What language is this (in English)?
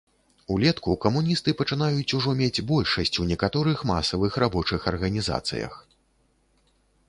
Belarusian